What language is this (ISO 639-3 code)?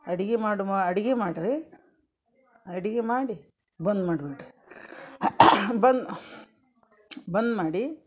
kan